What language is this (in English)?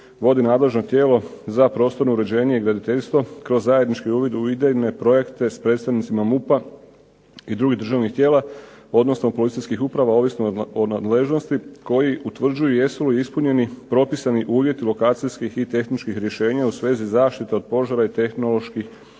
Croatian